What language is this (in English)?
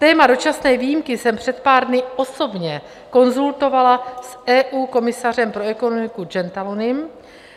Czech